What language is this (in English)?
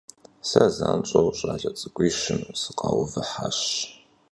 Kabardian